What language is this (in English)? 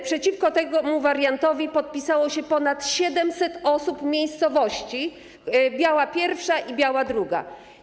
Polish